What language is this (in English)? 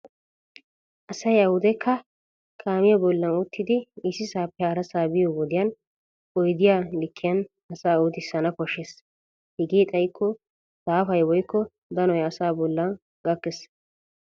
Wolaytta